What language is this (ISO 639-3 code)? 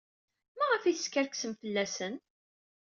kab